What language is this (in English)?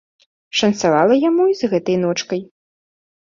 Belarusian